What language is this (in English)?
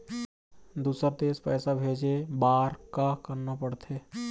Chhattisgarhi